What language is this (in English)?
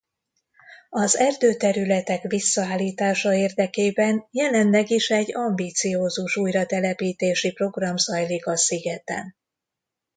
Hungarian